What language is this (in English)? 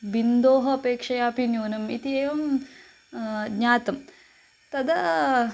Sanskrit